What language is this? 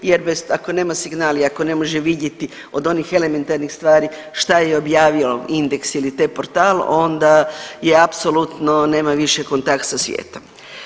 Croatian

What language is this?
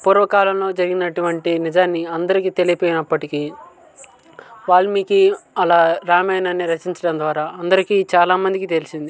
Telugu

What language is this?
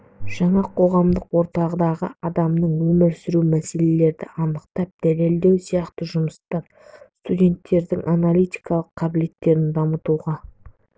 Kazakh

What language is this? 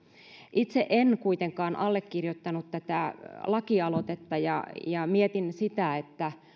Finnish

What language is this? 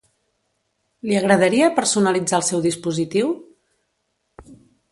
Catalan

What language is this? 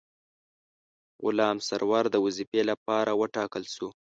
Pashto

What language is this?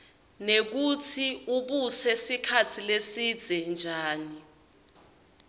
Swati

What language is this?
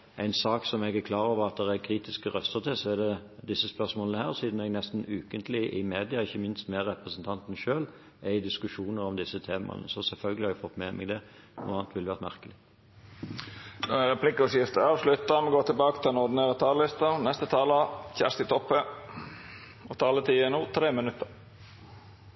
Norwegian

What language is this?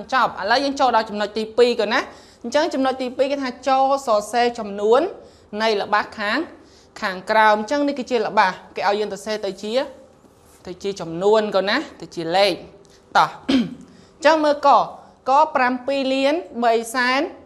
Vietnamese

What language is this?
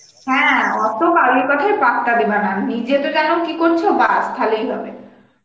Bangla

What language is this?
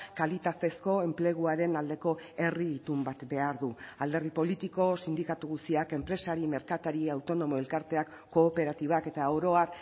Basque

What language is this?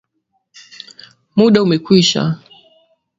Swahili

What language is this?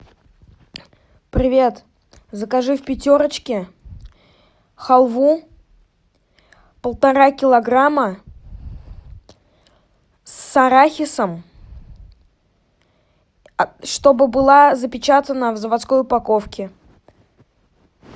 Russian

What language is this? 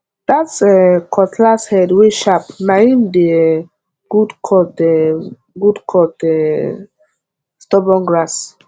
Nigerian Pidgin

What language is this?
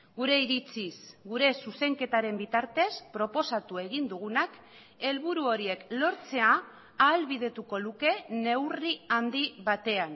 Basque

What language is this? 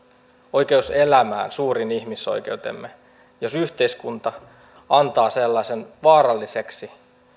Finnish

